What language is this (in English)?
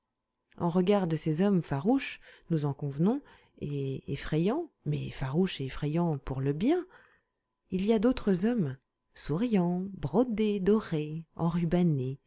French